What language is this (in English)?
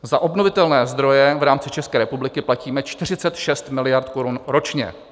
Czech